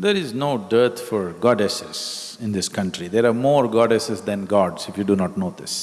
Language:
English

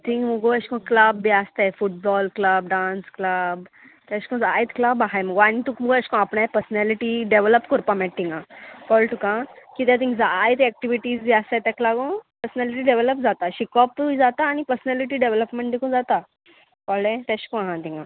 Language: Konkani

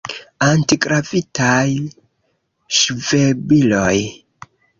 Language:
Esperanto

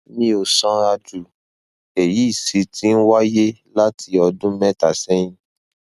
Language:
Yoruba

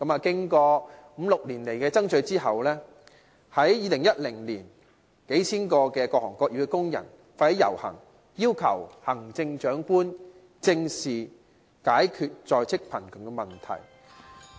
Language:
Cantonese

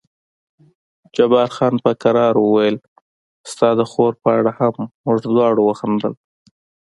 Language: Pashto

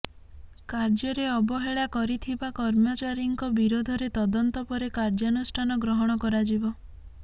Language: Odia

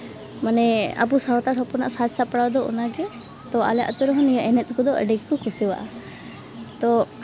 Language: Santali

